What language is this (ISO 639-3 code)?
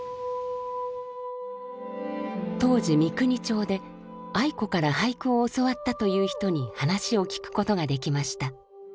jpn